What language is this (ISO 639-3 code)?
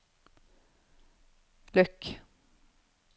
nor